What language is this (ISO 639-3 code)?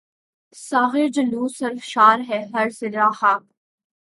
urd